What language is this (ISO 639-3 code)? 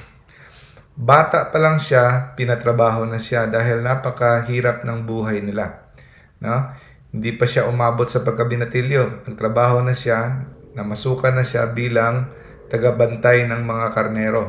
fil